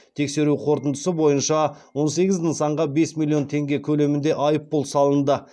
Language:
Kazakh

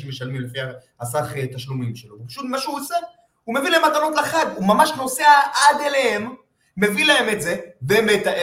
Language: Hebrew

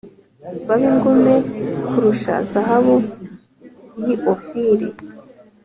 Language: Kinyarwanda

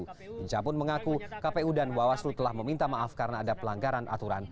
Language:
Indonesian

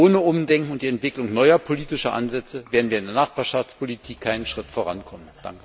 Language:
German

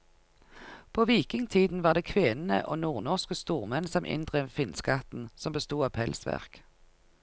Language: Norwegian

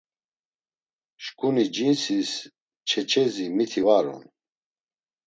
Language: Laz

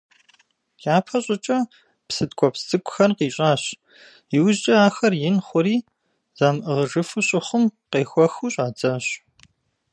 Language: Kabardian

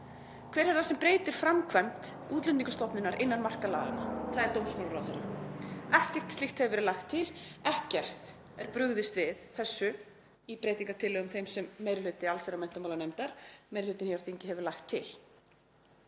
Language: Icelandic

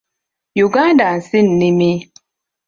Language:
Ganda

